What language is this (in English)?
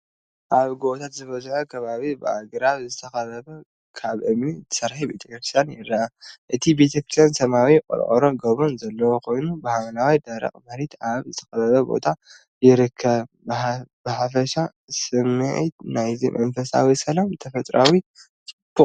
Tigrinya